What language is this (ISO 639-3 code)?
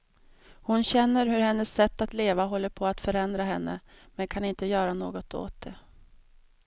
swe